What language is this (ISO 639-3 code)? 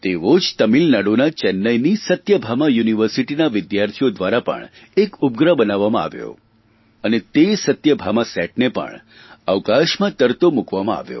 guj